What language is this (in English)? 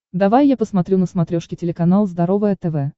Russian